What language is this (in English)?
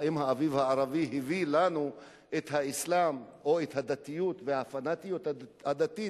Hebrew